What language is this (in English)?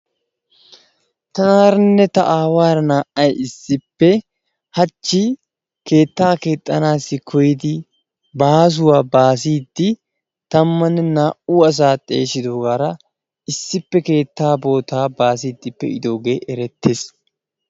Wolaytta